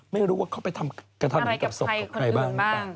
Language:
Thai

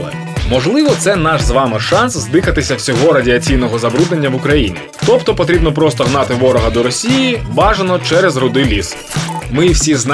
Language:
Ukrainian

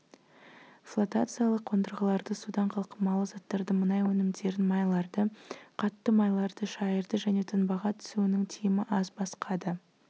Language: Kazakh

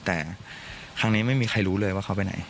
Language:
Thai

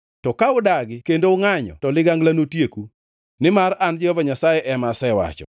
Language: Luo (Kenya and Tanzania)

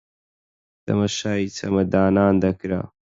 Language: Central Kurdish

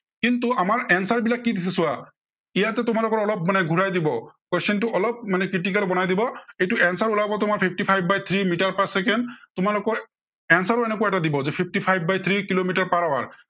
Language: Assamese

